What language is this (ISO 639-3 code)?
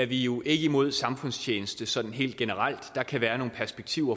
dan